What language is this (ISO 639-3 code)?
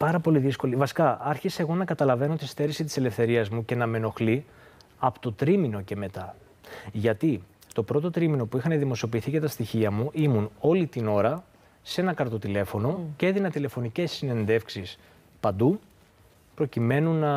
ell